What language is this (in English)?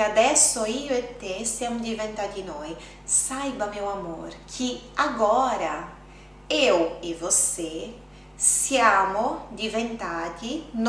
Portuguese